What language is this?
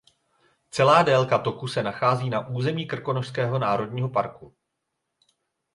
Czech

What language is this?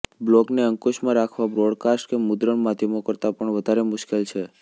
Gujarati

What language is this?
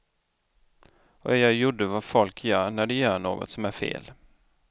Swedish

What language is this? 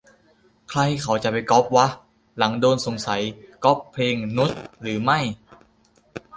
Thai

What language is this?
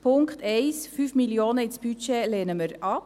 Swiss German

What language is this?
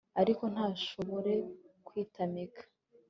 Kinyarwanda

